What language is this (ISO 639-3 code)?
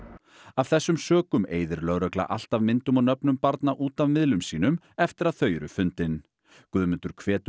isl